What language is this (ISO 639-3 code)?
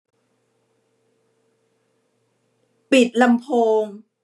tha